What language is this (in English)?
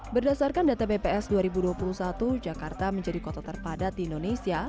Indonesian